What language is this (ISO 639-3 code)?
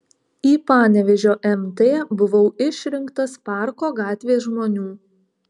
lit